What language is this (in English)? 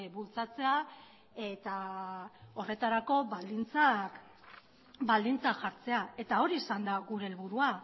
Basque